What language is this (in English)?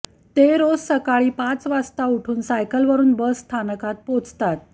Marathi